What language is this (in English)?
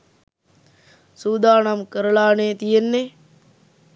Sinhala